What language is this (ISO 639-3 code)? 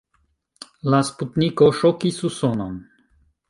epo